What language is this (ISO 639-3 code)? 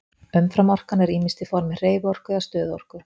isl